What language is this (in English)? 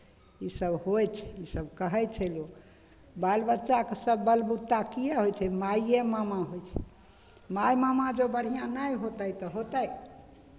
Maithili